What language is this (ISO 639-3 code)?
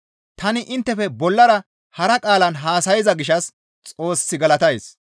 gmv